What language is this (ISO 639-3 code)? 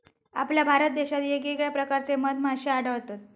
mar